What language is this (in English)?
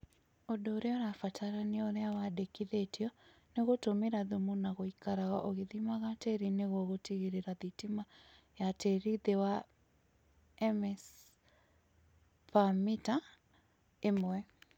Kikuyu